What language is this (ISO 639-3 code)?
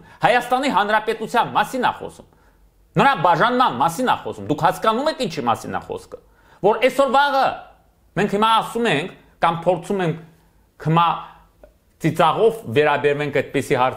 ron